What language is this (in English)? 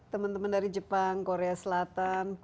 Indonesian